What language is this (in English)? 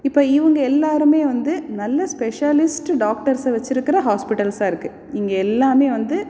Tamil